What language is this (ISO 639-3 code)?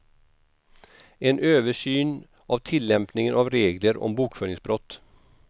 swe